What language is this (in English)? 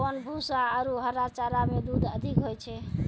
Maithili